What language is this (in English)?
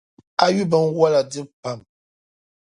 Dagbani